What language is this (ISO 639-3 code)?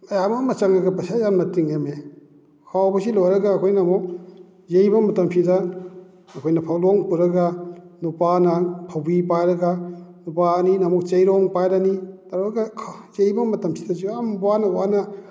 mni